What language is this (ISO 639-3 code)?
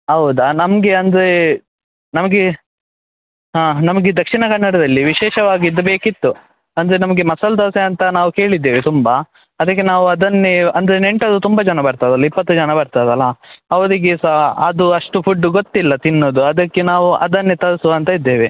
kan